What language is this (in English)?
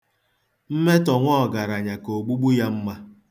Igbo